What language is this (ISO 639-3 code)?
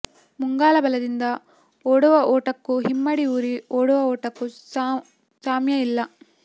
kan